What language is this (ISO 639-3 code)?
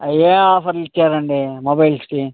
tel